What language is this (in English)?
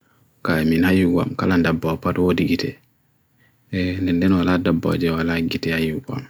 Bagirmi Fulfulde